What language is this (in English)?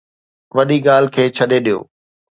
Sindhi